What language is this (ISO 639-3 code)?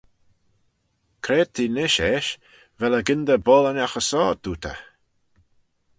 glv